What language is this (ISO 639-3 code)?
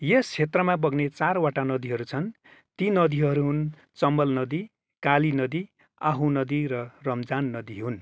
nep